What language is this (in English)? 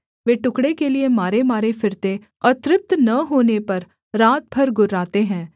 Hindi